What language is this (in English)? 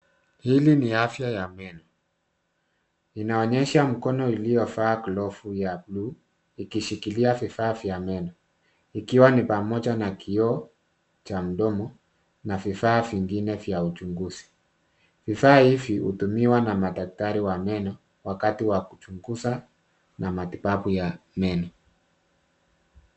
Swahili